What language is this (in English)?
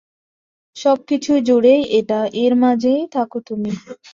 Bangla